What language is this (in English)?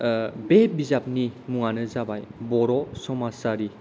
Bodo